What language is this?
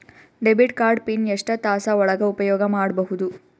Kannada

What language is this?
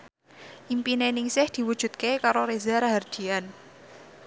Javanese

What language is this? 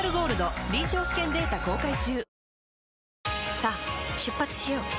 Japanese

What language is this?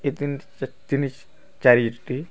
Odia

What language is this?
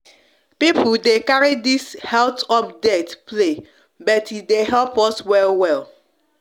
Nigerian Pidgin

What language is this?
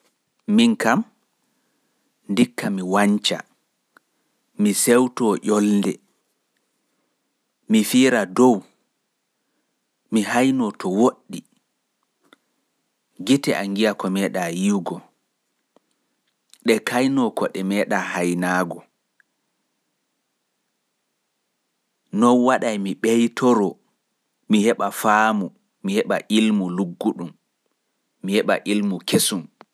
Pular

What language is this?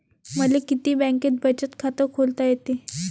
Marathi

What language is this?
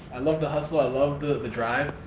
English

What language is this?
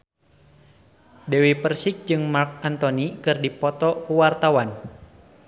Sundanese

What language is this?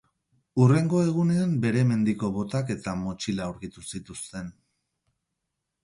Basque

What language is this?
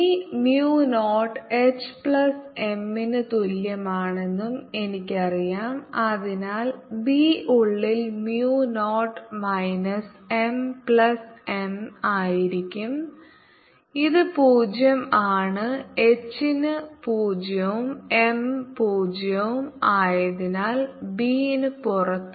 Malayalam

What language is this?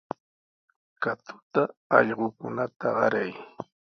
Sihuas Ancash Quechua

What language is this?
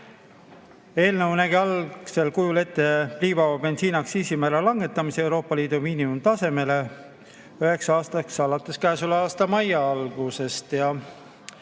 Estonian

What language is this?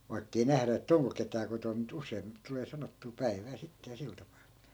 Finnish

